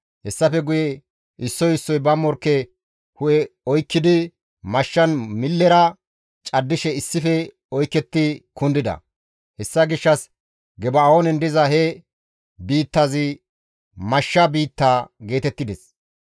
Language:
Gamo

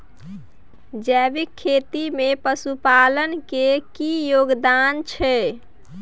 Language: Maithili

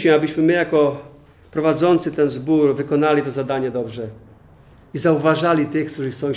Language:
Polish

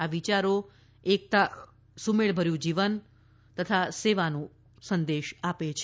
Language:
Gujarati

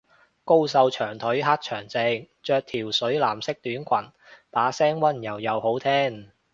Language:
Cantonese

